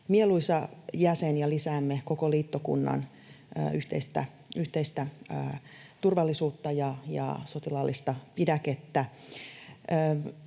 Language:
Finnish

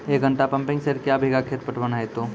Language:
Maithili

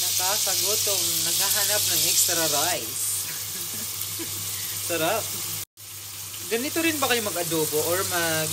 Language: Filipino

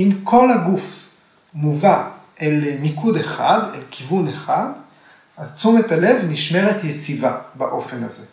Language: Hebrew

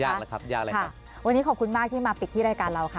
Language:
Thai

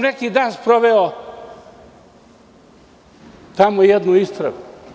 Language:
Serbian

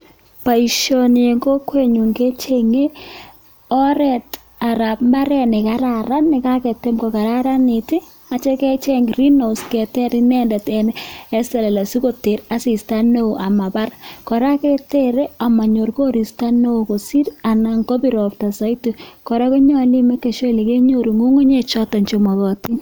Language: Kalenjin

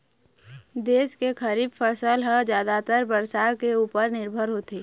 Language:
Chhattisgarhi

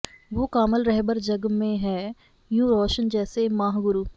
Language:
Punjabi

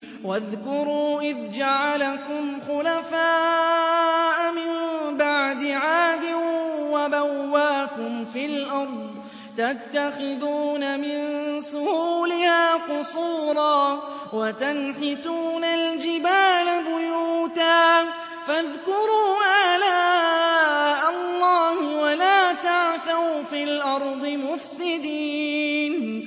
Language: Arabic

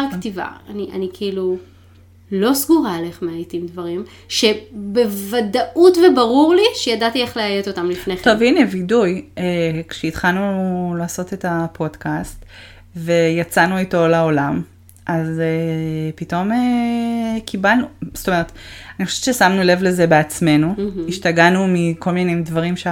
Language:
Hebrew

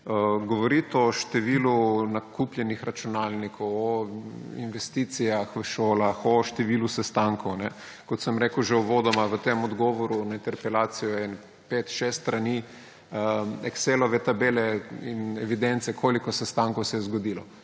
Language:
Slovenian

